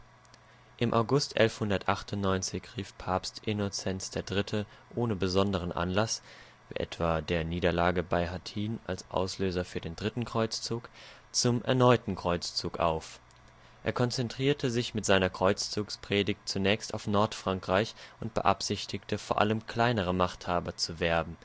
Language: German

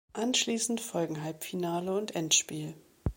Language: German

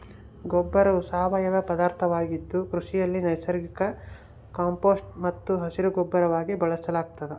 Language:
Kannada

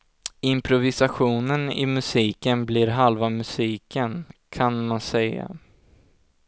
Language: Swedish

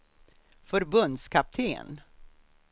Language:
Swedish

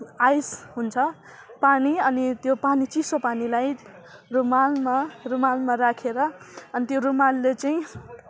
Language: Nepali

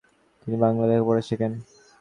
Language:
Bangla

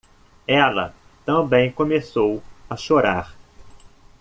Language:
Portuguese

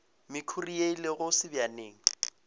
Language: Northern Sotho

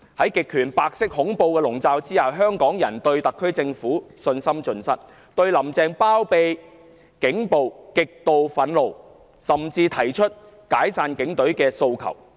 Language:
Cantonese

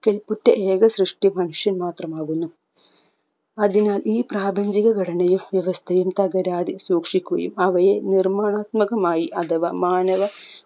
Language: Malayalam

